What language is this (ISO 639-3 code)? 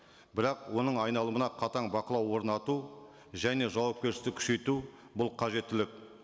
kaz